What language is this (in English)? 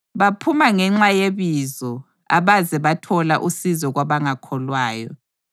North Ndebele